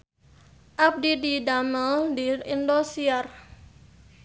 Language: Sundanese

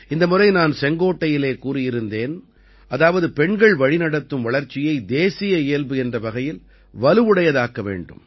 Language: Tamil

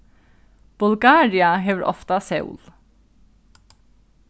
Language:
Faroese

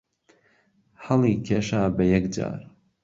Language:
Central Kurdish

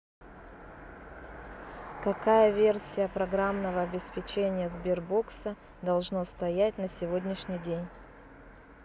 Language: Russian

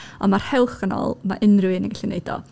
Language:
Welsh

